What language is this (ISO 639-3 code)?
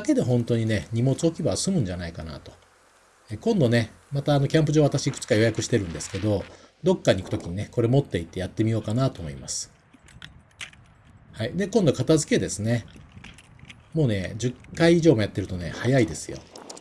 jpn